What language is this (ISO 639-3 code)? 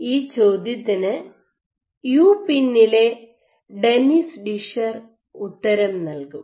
mal